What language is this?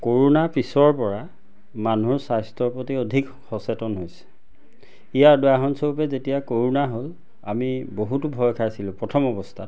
Assamese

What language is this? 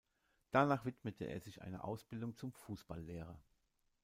German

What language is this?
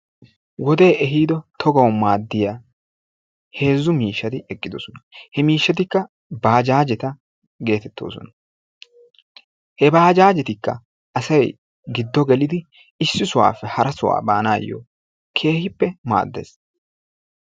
Wolaytta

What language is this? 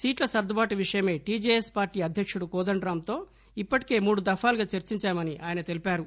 Telugu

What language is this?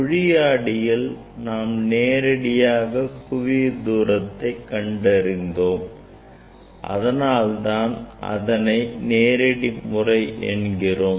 Tamil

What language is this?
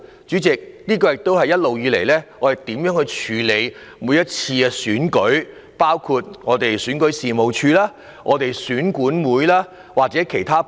Cantonese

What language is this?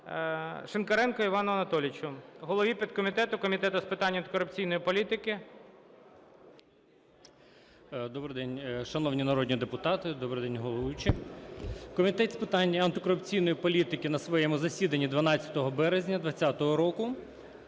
Ukrainian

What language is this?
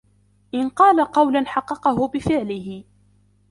Arabic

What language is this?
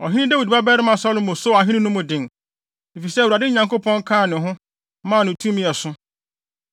Akan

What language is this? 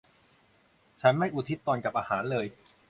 Thai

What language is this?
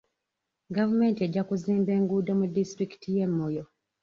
Ganda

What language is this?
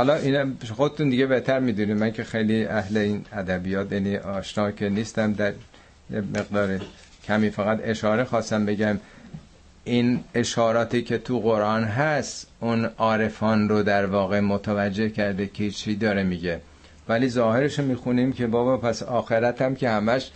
Persian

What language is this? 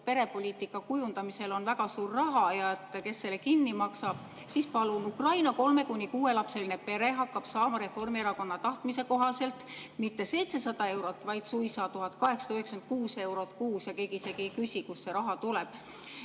Estonian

